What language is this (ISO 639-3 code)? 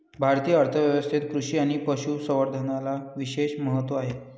mar